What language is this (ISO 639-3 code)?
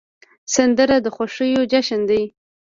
pus